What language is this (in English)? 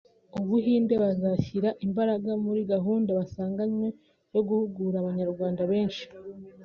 Kinyarwanda